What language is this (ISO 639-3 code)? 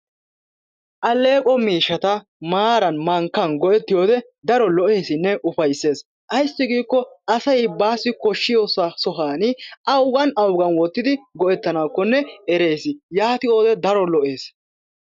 wal